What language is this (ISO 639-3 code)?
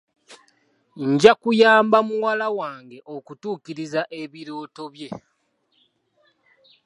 lug